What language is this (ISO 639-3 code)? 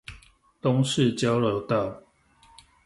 zho